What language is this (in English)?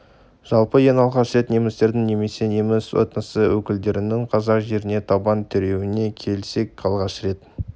Kazakh